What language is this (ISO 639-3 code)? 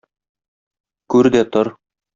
tat